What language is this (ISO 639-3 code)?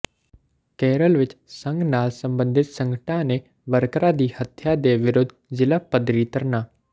pan